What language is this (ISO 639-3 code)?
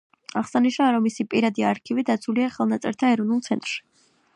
kat